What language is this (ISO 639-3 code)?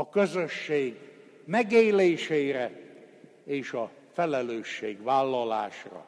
hun